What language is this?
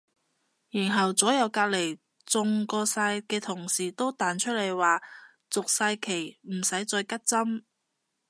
Cantonese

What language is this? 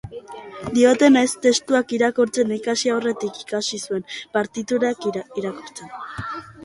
Basque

